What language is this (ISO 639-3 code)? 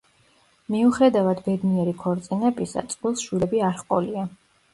kat